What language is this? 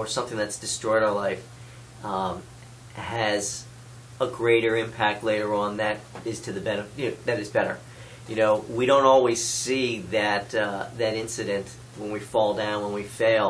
English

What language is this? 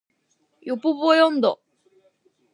Japanese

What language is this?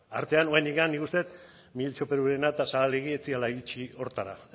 Basque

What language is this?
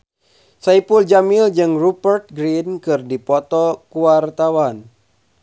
Sundanese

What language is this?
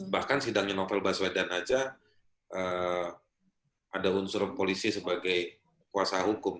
Indonesian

